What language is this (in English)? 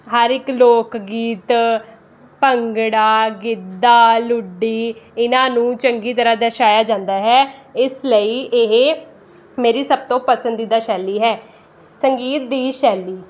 Punjabi